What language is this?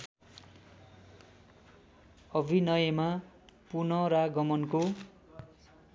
Nepali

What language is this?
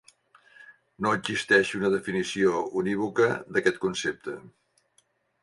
Catalan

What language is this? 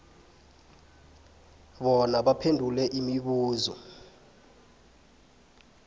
South Ndebele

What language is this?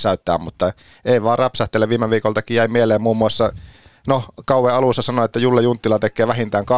Finnish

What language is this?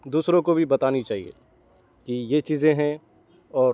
Urdu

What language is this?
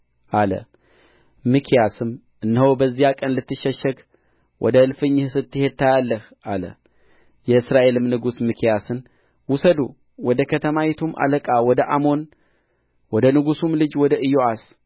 Amharic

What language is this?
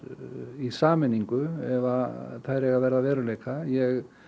Icelandic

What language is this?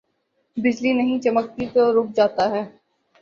Urdu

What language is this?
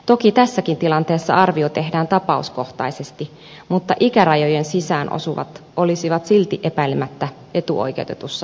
Finnish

